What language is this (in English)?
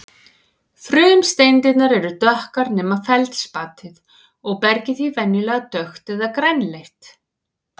Icelandic